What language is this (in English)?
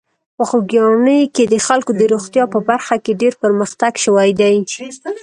Pashto